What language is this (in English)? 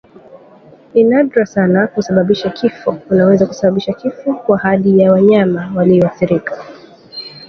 Swahili